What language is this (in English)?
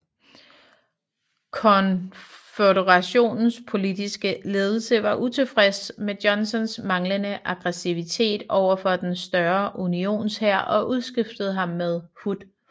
Danish